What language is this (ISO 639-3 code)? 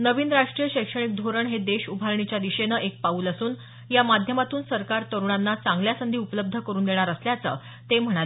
mar